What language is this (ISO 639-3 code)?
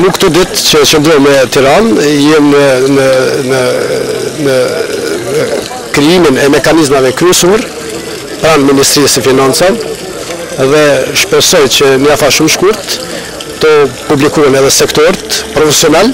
ara